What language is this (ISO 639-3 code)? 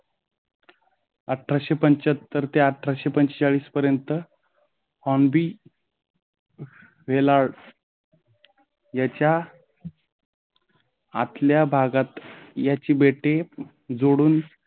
mar